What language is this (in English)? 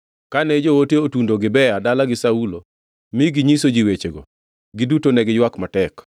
Luo (Kenya and Tanzania)